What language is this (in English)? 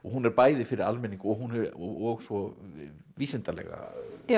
Icelandic